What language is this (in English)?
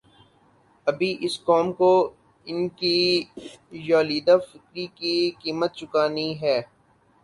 Urdu